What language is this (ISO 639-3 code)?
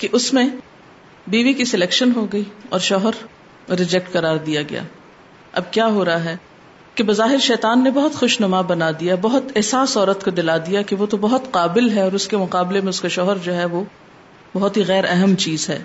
urd